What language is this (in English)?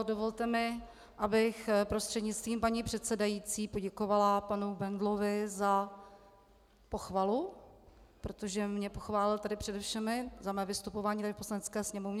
Czech